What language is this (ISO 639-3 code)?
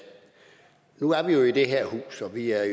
dan